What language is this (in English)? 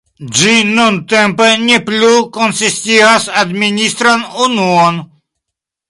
Esperanto